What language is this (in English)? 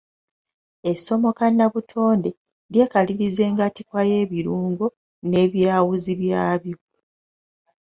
Ganda